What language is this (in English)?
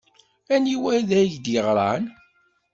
Kabyle